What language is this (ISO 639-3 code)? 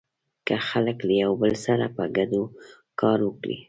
pus